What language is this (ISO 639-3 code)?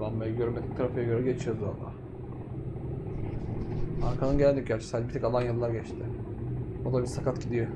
tur